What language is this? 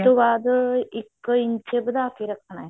Punjabi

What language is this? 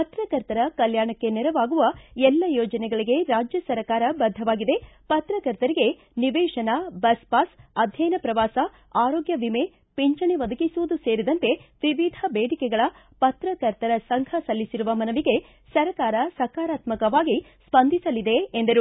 Kannada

